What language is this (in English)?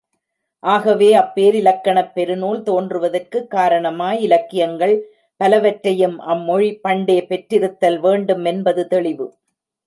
Tamil